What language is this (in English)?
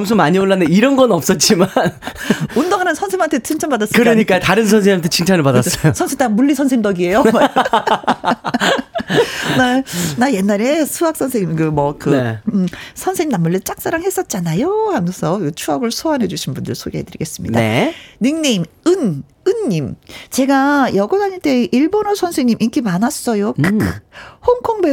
Korean